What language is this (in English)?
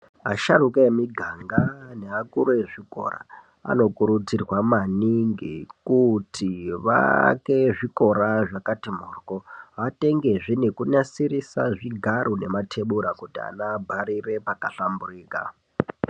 Ndau